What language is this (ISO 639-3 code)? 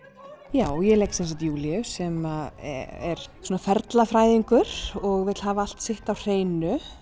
isl